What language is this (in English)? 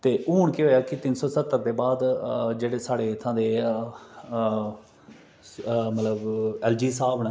Dogri